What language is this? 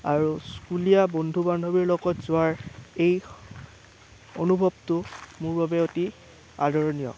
Assamese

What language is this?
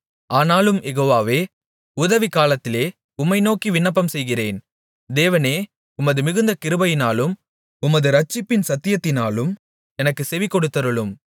Tamil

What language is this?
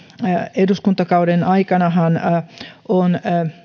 Finnish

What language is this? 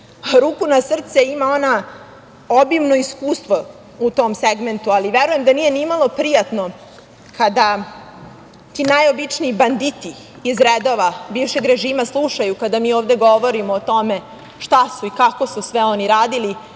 Serbian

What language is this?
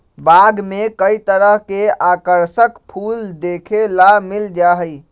Magahi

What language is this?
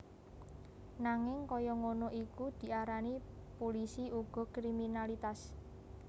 Javanese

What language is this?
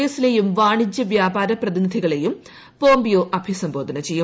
Malayalam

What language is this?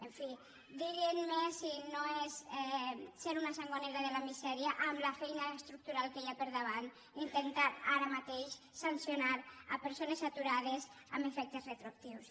Catalan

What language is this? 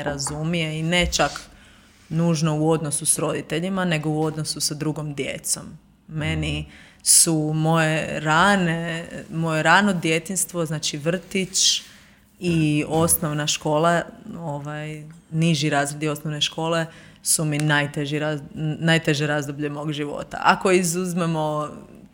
Croatian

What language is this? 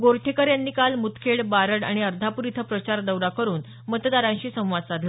Marathi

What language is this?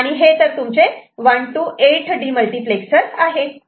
Marathi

